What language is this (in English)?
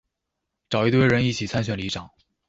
Chinese